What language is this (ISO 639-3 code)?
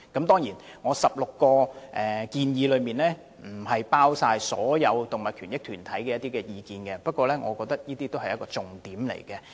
yue